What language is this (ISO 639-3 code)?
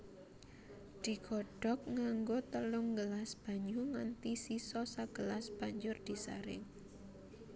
jav